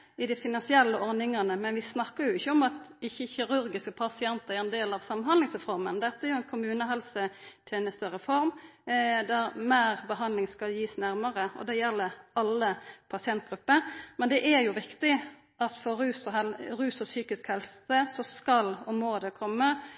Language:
Norwegian Nynorsk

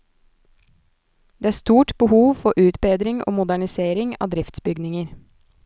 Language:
Norwegian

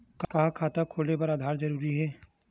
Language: Chhattisgarhi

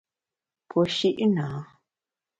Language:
Bamun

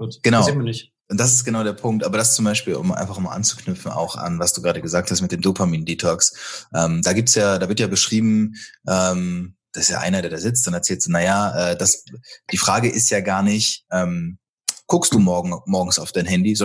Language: German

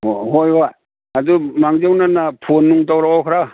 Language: Manipuri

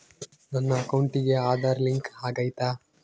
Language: Kannada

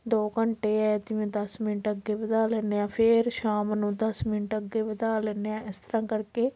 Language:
Punjabi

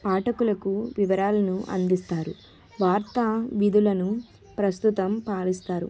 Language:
Telugu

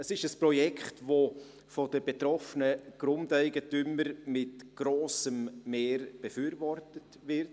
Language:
Swiss German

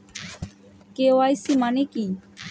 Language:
Bangla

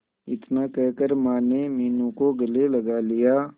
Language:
Hindi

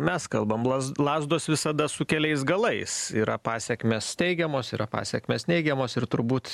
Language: Lithuanian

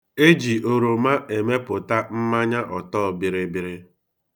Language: Igbo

